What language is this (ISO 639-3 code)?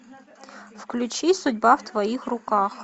rus